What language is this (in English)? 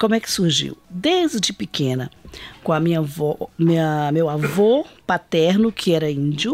Portuguese